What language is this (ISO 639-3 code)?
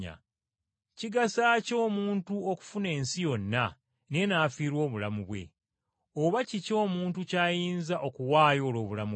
lug